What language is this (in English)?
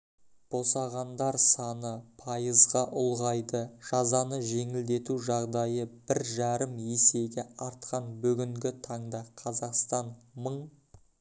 Kazakh